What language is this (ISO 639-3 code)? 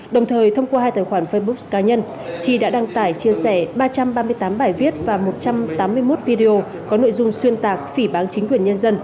vie